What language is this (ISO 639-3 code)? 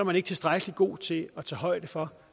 dan